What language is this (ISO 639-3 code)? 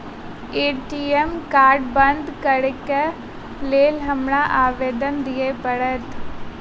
mai